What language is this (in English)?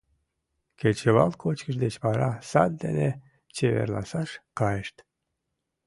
Mari